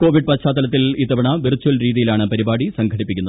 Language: Malayalam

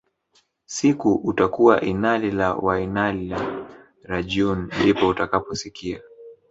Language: Swahili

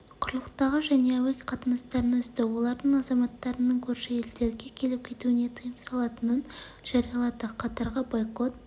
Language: Kazakh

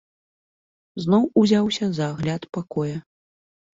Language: Belarusian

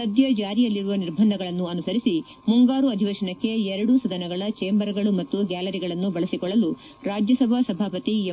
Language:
Kannada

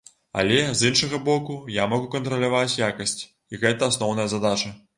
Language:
Belarusian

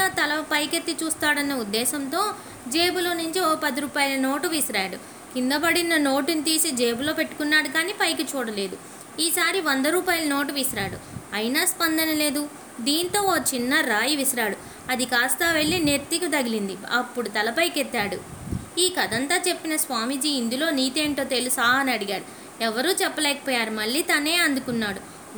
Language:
Telugu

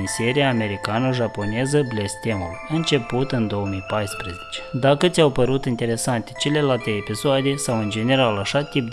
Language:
Romanian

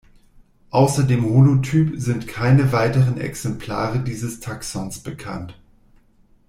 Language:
German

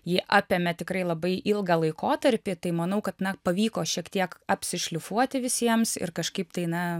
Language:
Lithuanian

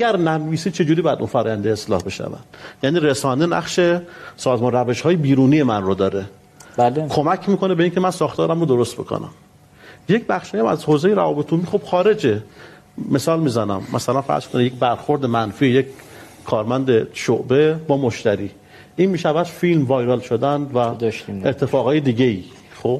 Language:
Persian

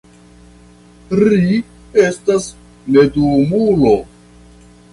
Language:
Esperanto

